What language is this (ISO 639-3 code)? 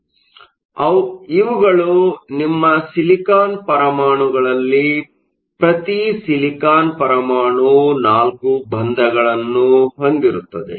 kan